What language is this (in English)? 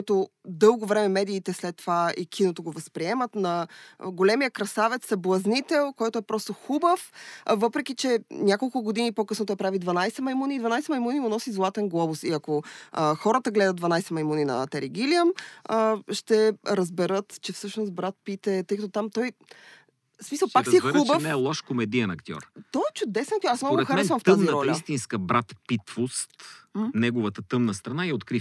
Bulgarian